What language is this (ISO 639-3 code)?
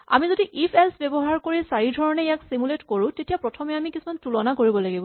asm